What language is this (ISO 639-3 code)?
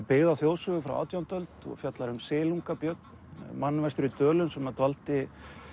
isl